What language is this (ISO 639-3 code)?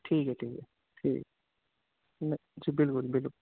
urd